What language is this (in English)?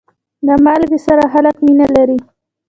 Pashto